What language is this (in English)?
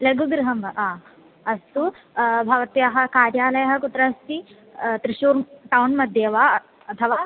Sanskrit